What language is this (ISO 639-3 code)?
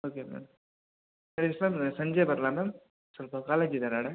kan